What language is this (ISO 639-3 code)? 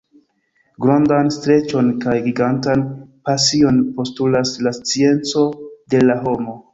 epo